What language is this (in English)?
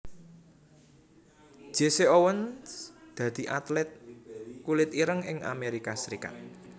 Javanese